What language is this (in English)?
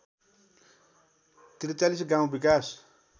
Nepali